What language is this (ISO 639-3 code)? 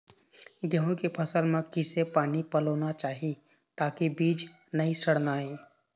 hne